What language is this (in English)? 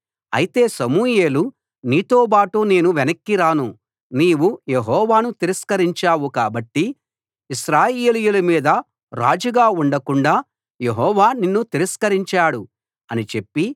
Telugu